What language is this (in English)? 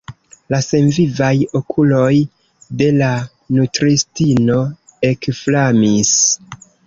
Esperanto